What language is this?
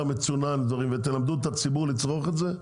Hebrew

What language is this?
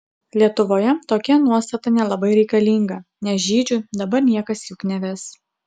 Lithuanian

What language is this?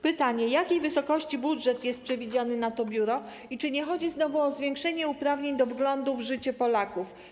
Polish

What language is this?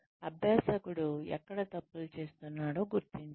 Telugu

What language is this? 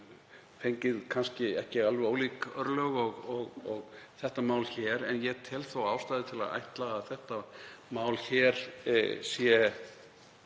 Icelandic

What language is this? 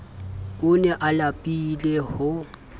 Southern Sotho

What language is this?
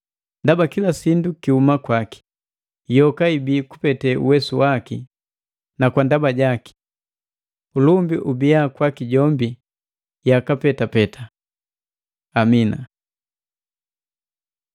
Matengo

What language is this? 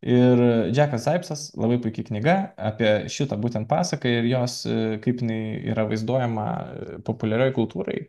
Lithuanian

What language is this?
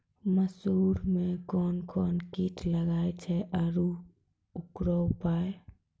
Maithili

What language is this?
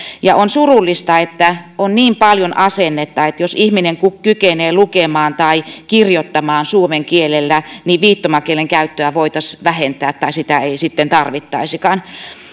Finnish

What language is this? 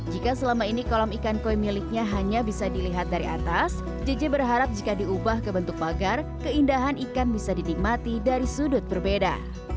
Indonesian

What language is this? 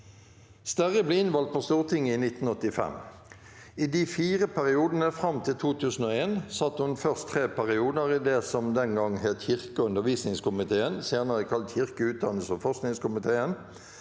Norwegian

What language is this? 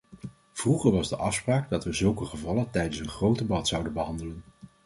Dutch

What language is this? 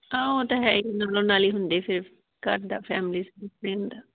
Punjabi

